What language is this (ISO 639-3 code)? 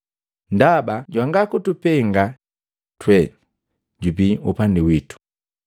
mgv